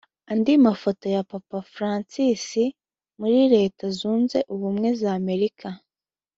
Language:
Kinyarwanda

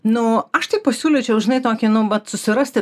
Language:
Lithuanian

